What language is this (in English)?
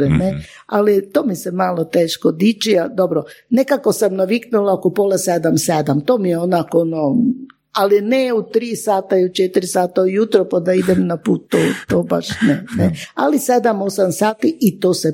Croatian